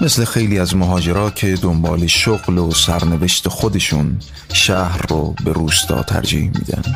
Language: Persian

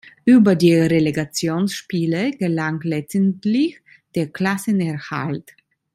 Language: German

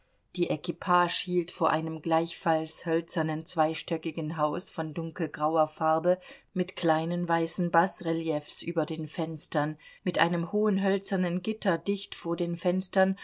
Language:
German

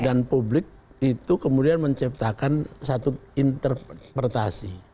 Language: Indonesian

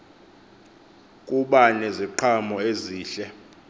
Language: Xhosa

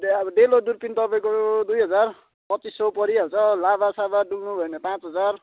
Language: Nepali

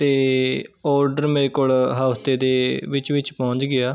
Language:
Punjabi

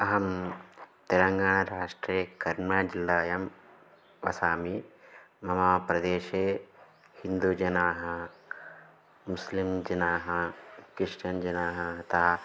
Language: Sanskrit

